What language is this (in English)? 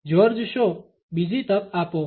Gujarati